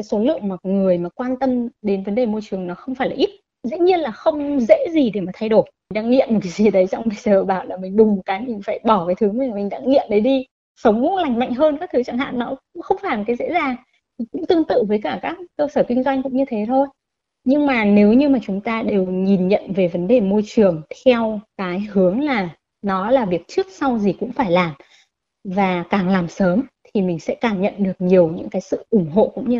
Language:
Vietnamese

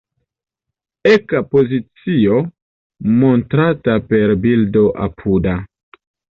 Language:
Esperanto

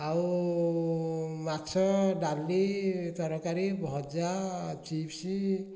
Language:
Odia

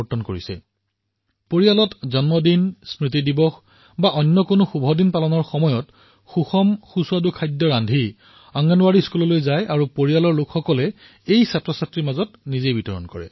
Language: Assamese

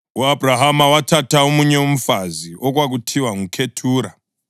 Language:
North Ndebele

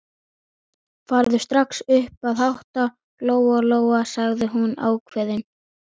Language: Icelandic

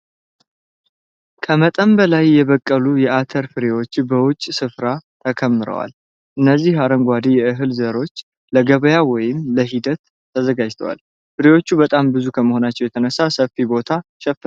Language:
Amharic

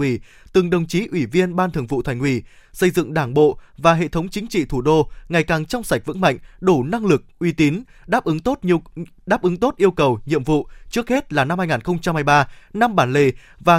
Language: Vietnamese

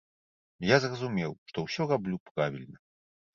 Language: Belarusian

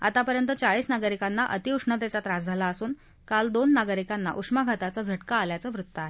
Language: Marathi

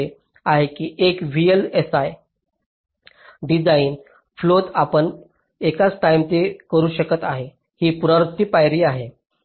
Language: Marathi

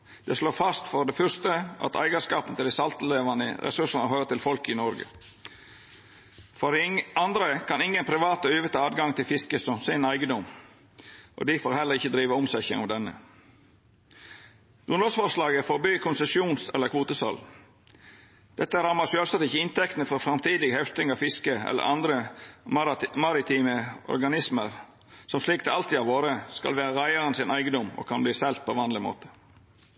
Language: Norwegian Nynorsk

